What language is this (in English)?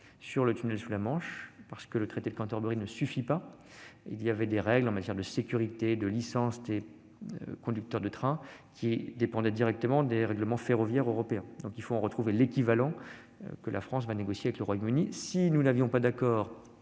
French